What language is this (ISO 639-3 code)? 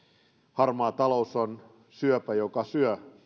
fin